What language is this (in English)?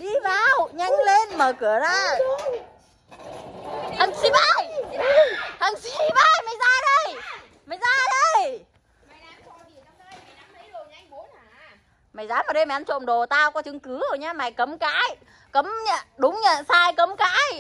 Vietnamese